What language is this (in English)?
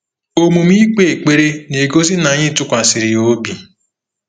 Igbo